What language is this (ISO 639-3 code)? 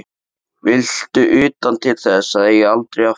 isl